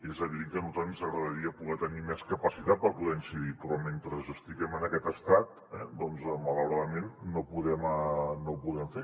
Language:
Catalan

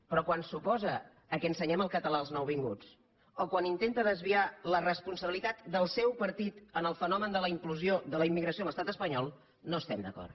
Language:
Catalan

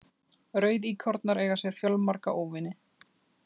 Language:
Icelandic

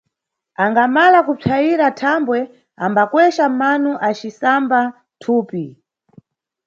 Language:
Nyungwe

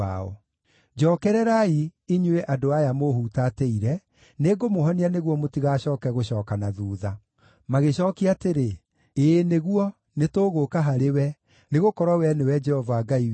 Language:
Kikuyu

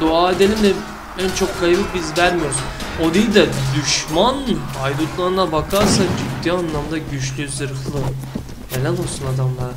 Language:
Turkish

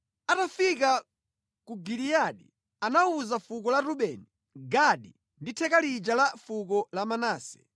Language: Nyanja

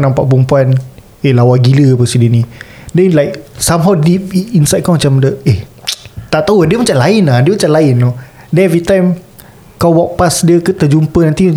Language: Malay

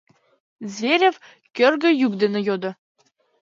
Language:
Mari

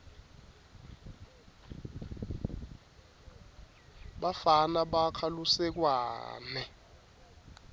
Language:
Swati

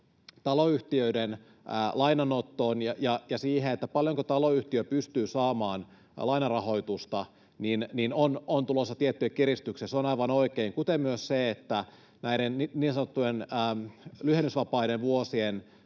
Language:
Finnish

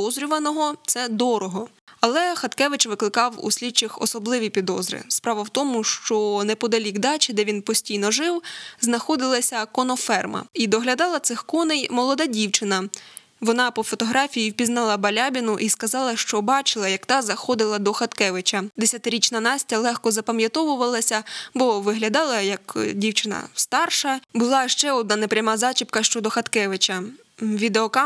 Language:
Ukrainian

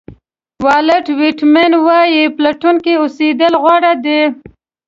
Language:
Pashto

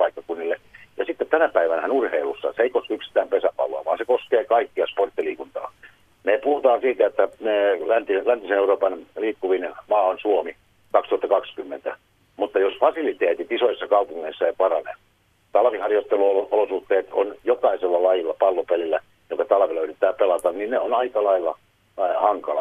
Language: Finnish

